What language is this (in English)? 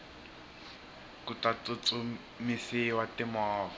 Tsonga